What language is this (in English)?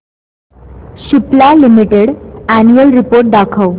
Marathi